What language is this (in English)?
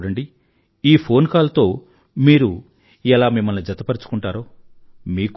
Telugu